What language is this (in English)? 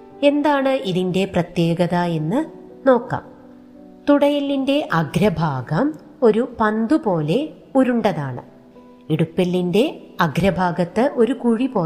Malayalam